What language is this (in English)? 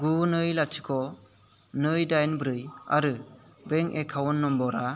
Bodo